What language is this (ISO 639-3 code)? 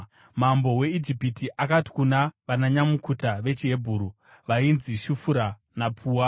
sna